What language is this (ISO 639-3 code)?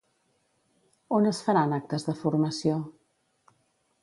cat